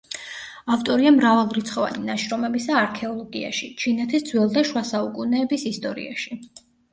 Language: Georgian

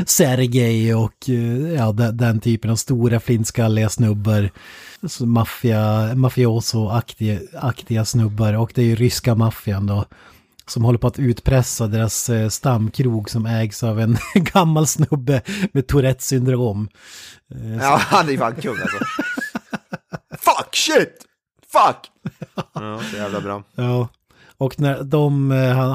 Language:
Swedish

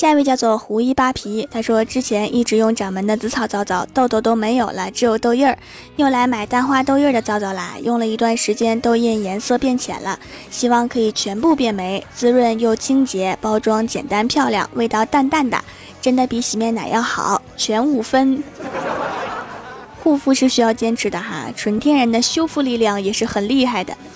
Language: Chinese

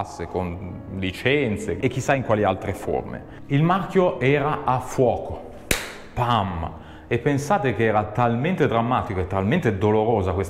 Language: Italian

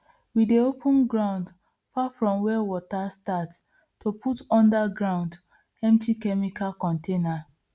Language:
Nigerian Pidgin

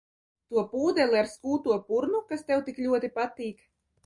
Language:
Latvian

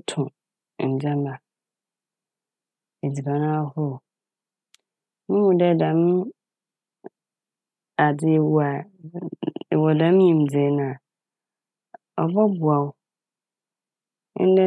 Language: Akan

